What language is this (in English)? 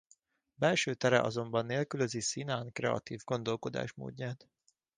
Hungarian